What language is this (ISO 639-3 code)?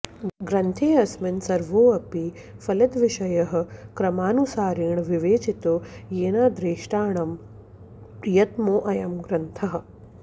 san